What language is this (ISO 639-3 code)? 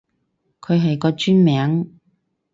yue